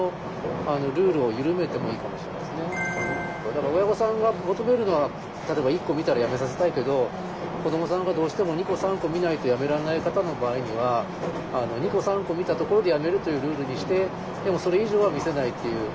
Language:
Japanese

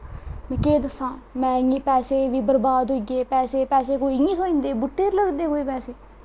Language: Dogri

